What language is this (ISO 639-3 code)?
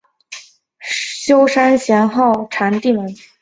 zho